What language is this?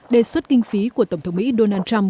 Vietnamese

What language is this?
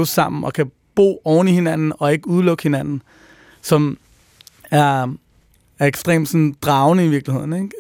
Danish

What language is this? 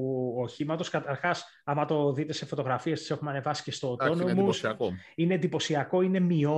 Greek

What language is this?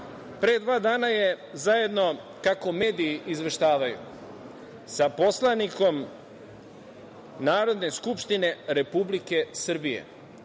Serbian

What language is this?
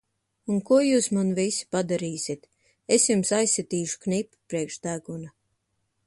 Latvian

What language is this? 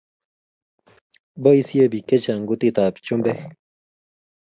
Kalenjin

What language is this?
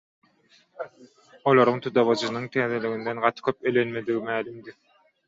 Turkmen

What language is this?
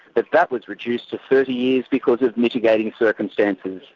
English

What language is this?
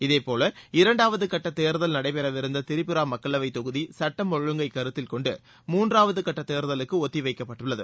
Tamil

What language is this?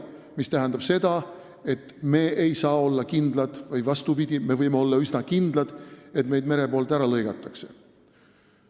Estonian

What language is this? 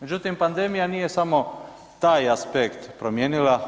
Croatian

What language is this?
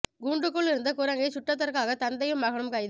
Tamil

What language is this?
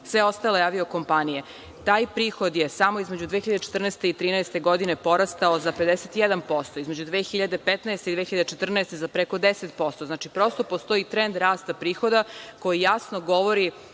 Serbian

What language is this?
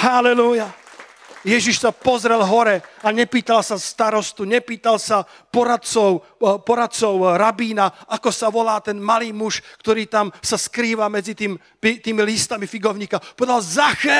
Slovak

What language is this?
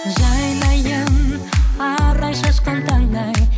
Kazakh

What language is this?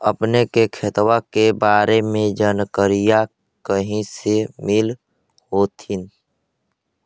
Magahi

